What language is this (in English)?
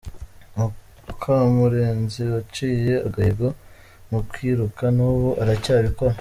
Kinyarwanda